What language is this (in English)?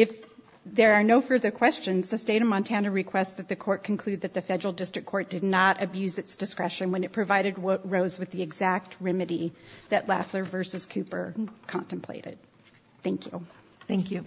English